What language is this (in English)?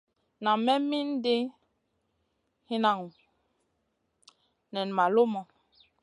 Masana